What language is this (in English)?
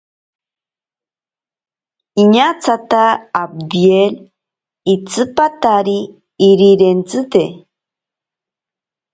Ashéninka Perené